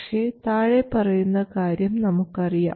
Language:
Malayalam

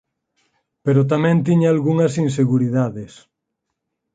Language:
Galician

